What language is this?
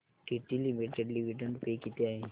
Marathi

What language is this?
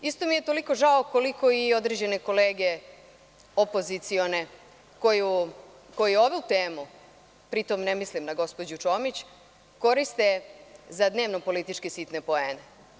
Serbian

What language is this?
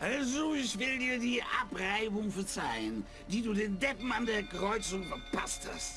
German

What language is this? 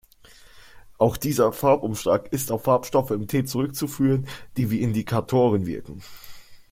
German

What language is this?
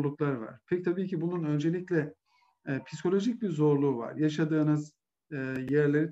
Turkish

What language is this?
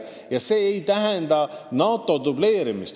Estonian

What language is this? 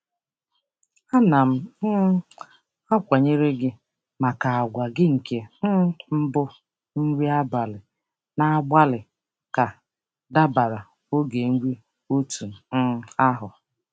Igbo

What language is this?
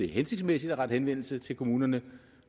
Danish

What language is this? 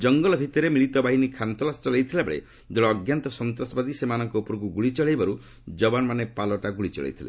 Odia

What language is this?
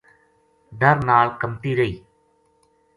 Gujari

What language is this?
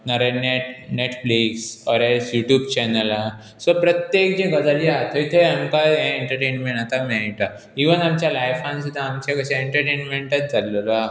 Konkani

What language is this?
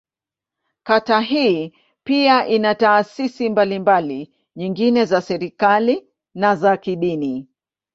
Swahili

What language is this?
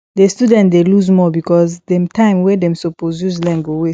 Nigerian Pidgin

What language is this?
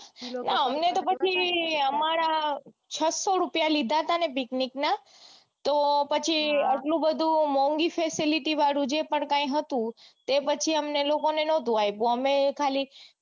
Gujarati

